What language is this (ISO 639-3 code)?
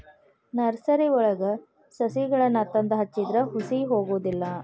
kan